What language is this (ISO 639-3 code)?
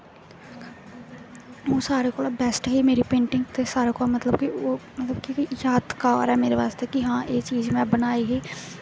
doi